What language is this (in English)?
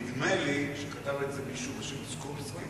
Hebrew